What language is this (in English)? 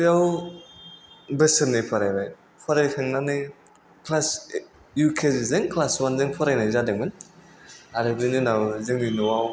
Bodo